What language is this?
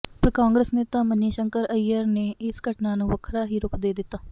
Punjabi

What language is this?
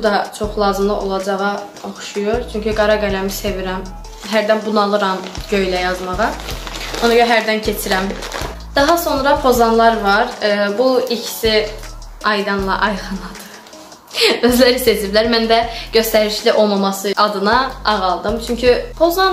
Turkish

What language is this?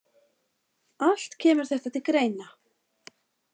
Icelandic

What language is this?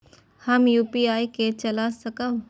Maithili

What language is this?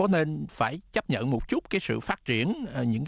Vietnamese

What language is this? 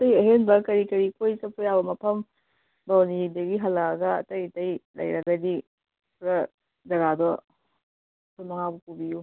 Manipuri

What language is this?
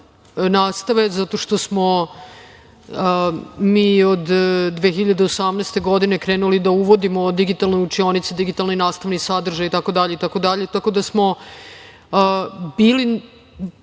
Serbian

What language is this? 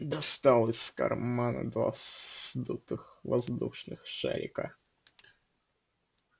Russian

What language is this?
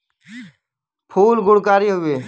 Bhojpuri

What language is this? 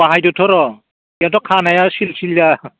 Bodo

